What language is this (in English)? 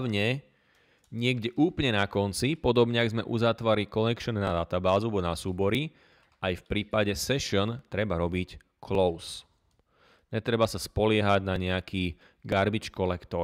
Slovak